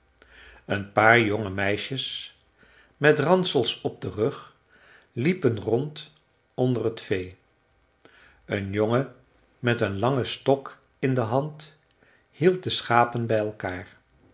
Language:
Dutch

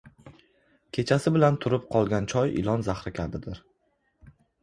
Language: Uzbek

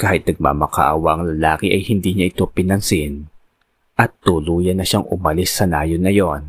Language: Filipino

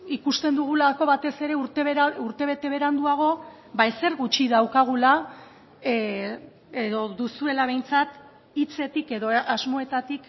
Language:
Basque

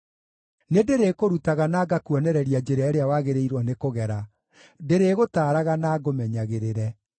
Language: Kikuyu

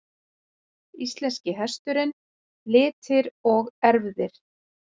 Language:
Icelandic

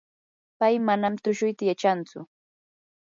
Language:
Yanahuanca Pasco Quechua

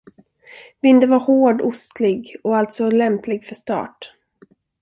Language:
Swedish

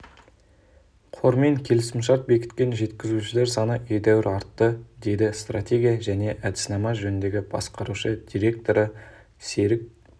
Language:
Kazakh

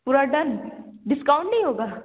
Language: Urdu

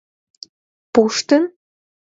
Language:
Mari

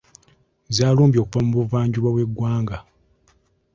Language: Ganda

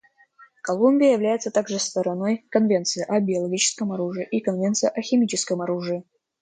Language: Russian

